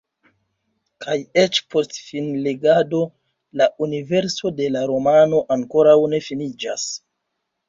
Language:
Esperanto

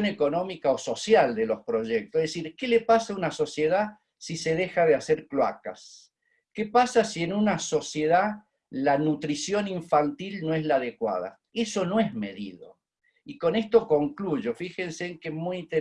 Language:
Spanish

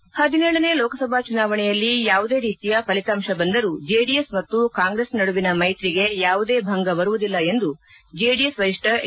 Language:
Kannada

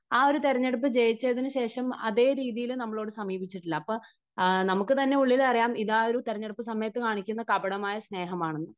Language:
Malayalam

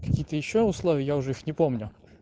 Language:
Russian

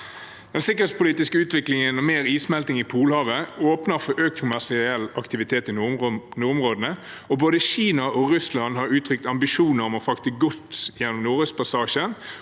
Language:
Norwegian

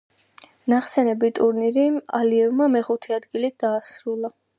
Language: Georgian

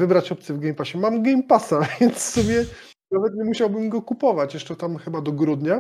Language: Polish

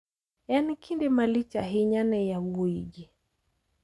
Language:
Luo (Kenya and Tanzania)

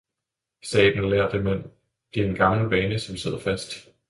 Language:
Danish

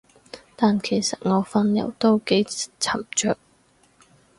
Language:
Cantonese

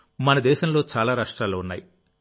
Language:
Telugu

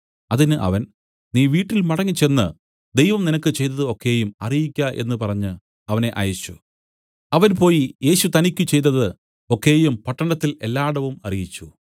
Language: Malayalam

